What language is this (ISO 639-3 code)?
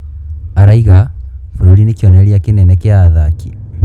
kik